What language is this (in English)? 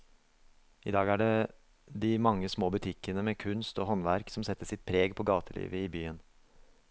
Norwegian